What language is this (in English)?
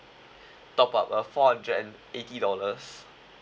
English